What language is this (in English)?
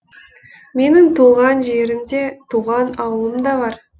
Kazakh